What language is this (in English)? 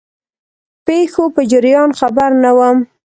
Pashto